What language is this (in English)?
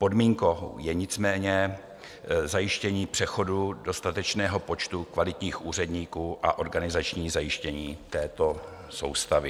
Czech